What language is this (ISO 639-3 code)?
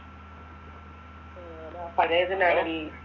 mal